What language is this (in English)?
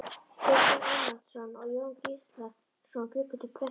Icelandic